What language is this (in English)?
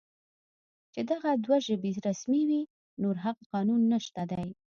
Pashto